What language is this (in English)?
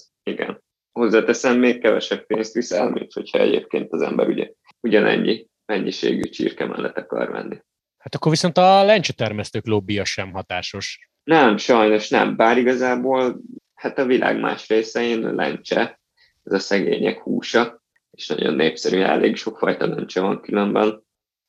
Hungarian